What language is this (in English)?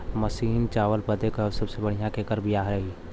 Bhojpuri